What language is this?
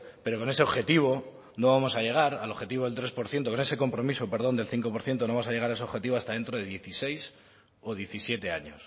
Spanish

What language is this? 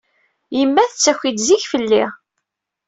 Kabyle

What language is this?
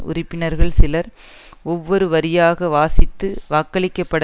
Tamil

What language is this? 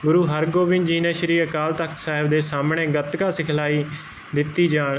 Punjabi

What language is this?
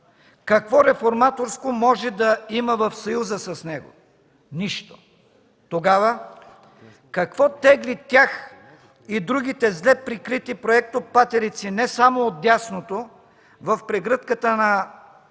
Bulgarian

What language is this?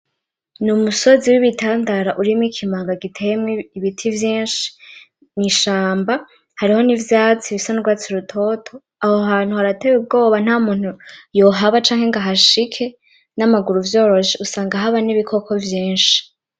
Rundi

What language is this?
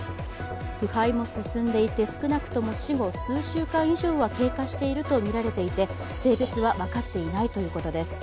Japanese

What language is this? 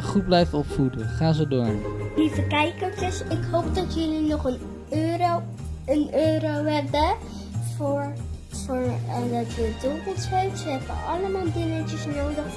Dutch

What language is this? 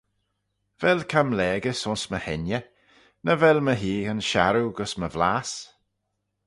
Manx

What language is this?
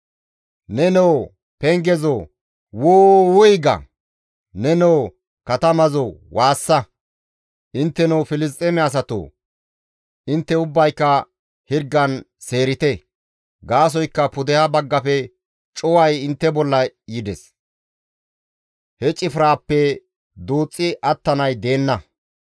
Gamo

